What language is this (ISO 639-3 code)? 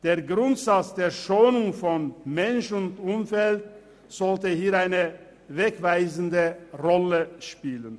gsw